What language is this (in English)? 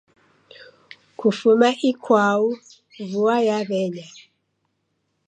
Taita